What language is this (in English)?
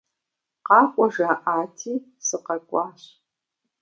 Kabardian